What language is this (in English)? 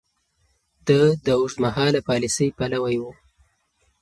Pashto